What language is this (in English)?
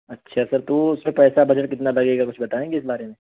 Urdu